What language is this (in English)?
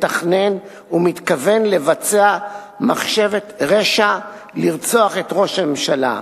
Hebrew